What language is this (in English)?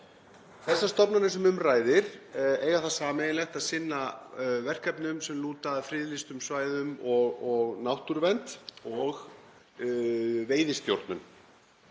Icelandic